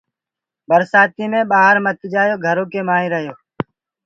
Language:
Gurgula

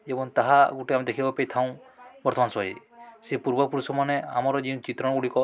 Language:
Odia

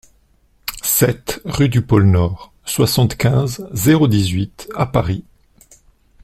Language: French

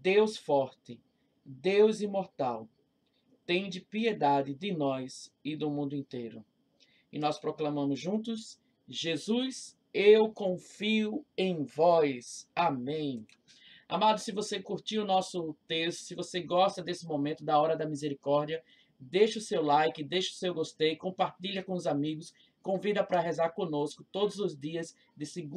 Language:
Portuguese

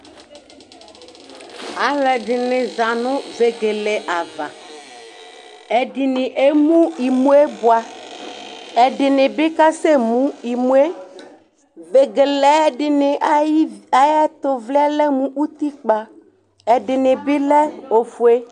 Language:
Ikposo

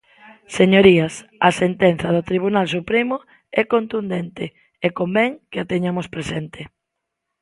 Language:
Galician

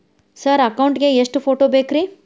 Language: Kannada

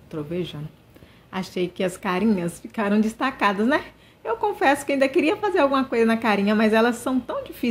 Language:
Portuguese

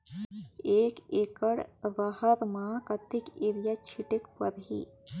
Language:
Chhattisgarhi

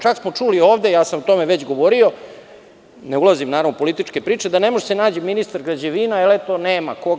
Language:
Serbian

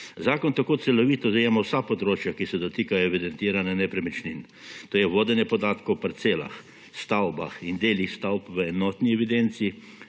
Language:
Slovenian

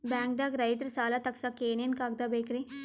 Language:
Kannada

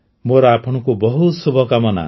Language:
Odia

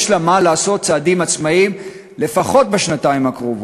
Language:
Hebrew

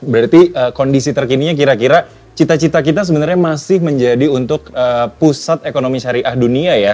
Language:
Indonesian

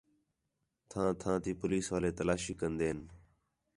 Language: Khetrani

